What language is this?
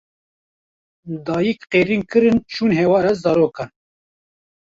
Kurdish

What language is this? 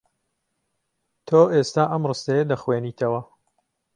Central Kurdish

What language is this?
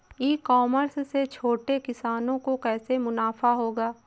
Hindi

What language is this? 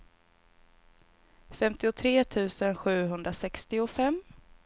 Swedish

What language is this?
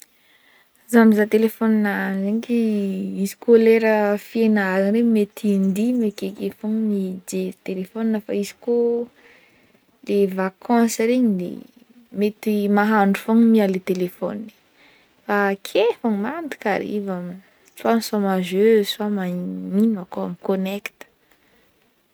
Northern Betsimisaraka Malagasy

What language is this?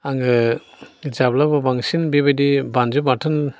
Bodo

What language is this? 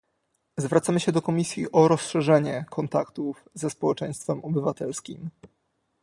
Polish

